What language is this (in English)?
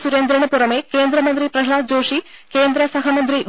Malayalam